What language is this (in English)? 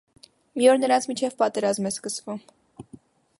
Armenian